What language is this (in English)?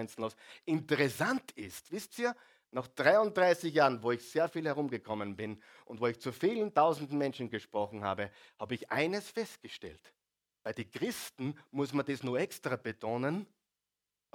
German